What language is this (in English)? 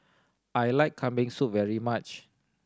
English